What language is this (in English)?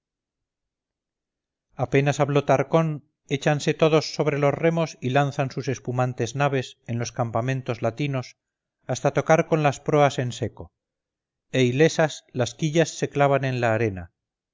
Spanish